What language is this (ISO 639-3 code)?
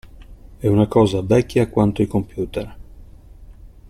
ita